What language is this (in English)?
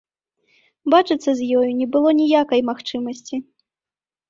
Belarusian